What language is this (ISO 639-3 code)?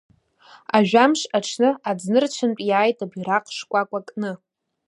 abk